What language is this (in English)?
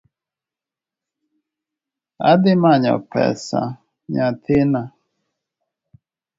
Luo (Kenya and Tanzania)